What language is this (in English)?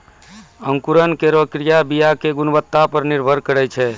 Maithili